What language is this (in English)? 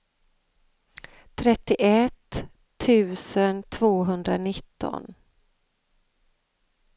Swedish